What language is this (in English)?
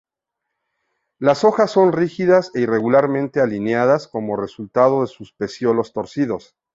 Spanish